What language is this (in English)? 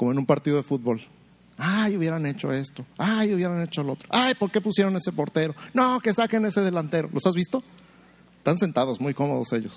Spanish